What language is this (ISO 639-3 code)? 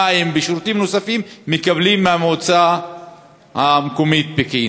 heb